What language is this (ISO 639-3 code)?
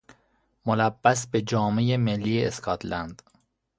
fas